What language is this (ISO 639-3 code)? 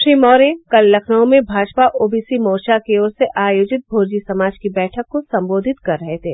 hin